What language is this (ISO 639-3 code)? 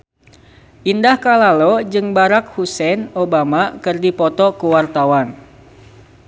sun